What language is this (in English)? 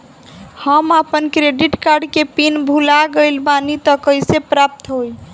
Bhojpuri